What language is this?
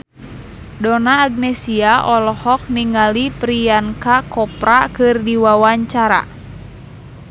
Sundanese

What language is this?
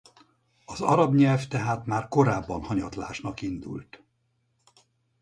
Hungarian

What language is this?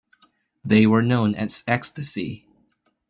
English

